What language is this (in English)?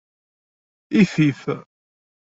Kabyle